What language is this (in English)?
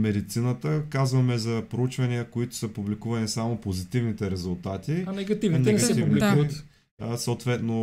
Bulgarian